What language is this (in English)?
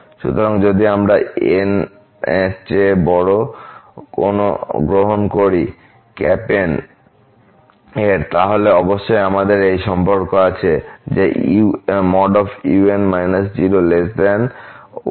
Bangla